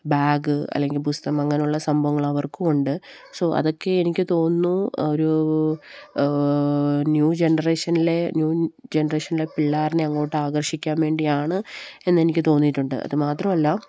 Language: Malayalam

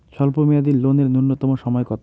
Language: Bangla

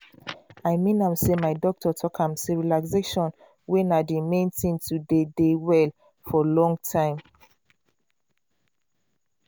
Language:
Nigerian Pidgin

